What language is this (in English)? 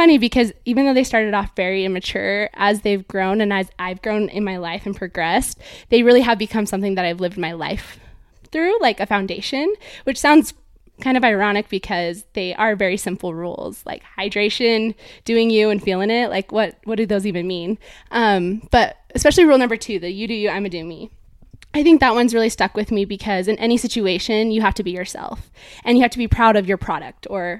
English